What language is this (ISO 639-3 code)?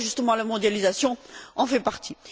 fra